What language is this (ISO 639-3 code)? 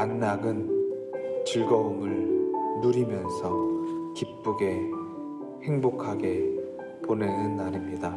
kor